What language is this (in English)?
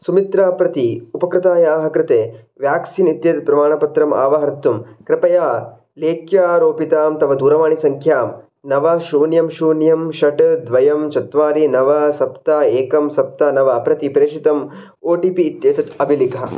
Sanskrit